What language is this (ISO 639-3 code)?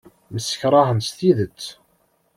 kab